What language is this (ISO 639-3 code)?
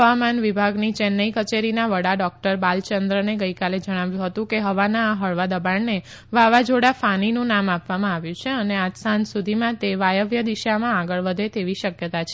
guj